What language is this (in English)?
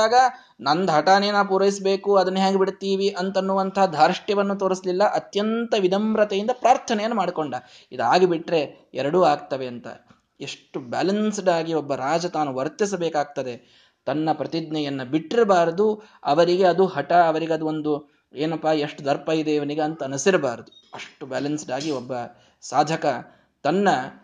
Kannada